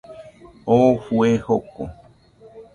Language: Nüpode Huitoto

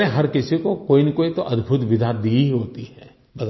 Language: Hindi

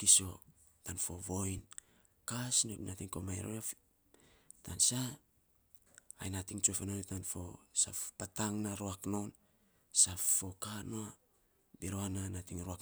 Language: Saposa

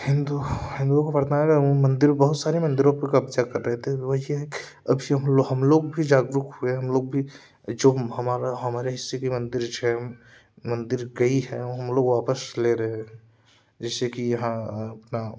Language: Hindi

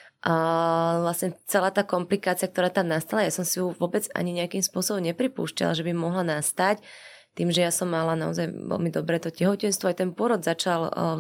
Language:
Slovak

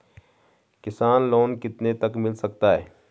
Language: Hindi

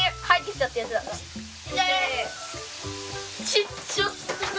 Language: Japanese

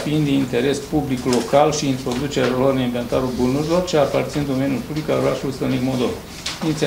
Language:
Romanian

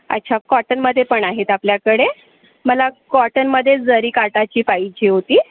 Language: Marathi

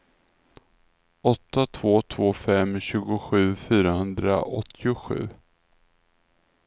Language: Swedish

